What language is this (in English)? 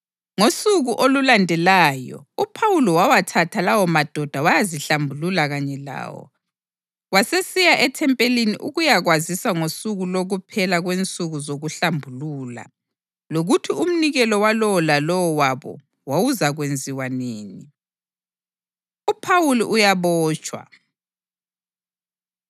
North Ndebele